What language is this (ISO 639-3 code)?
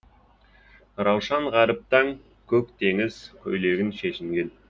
kaz